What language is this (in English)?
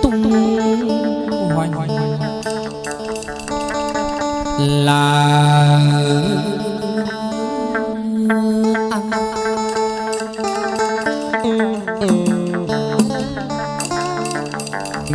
Vietnamese